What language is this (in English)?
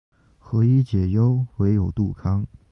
Chinese